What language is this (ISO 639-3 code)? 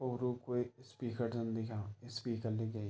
gbm